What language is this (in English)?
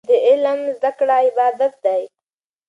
Pashto